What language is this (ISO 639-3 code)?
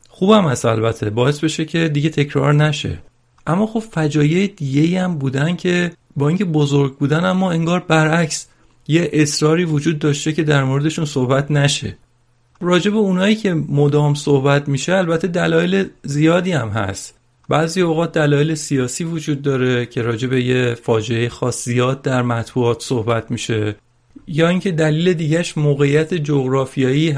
fas